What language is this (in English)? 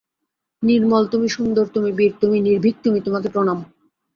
Bangla